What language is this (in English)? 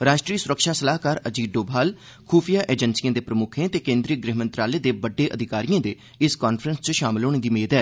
Dogri